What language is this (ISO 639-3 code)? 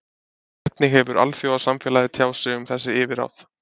isl